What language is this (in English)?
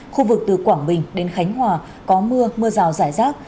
Vietnamese